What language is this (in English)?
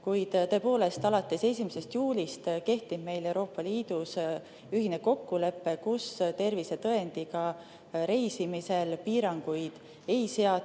Estonian